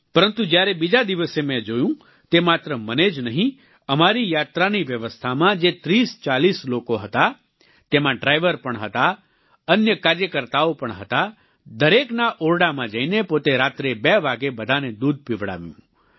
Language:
Gujarati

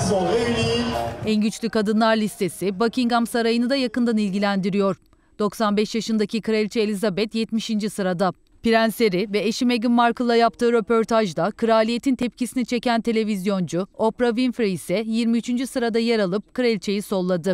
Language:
Turkish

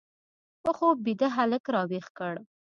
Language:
Pashto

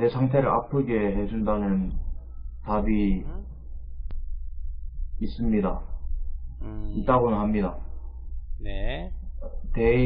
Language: Korean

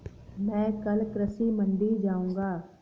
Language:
Hindi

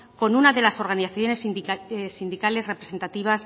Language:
Spanish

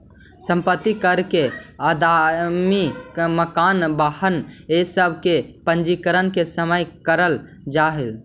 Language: Magahi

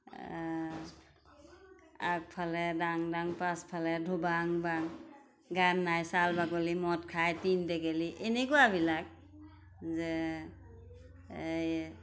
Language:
Assamese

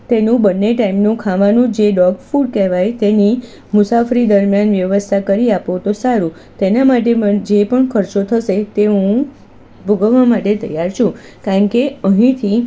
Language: Gujarati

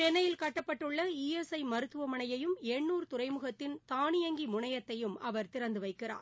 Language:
Tamil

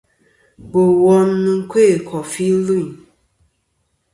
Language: Kom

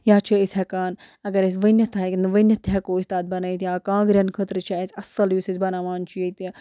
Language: Kashmiri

